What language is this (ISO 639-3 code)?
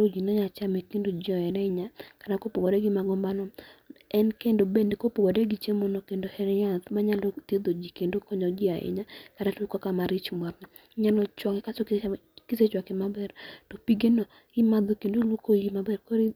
luo